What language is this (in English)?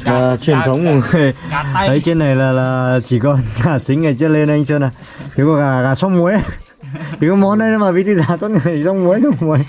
Vietnamese